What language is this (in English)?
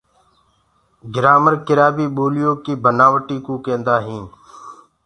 Gurgula